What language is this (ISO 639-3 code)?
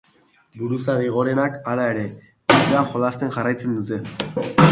eus